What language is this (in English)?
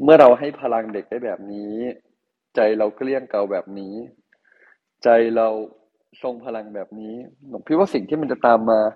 Thai